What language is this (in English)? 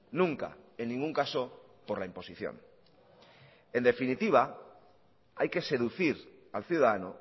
Spanish